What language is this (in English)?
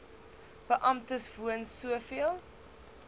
Afrikaans